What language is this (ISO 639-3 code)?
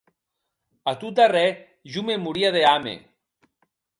oci